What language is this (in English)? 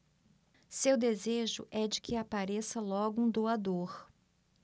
Portuguese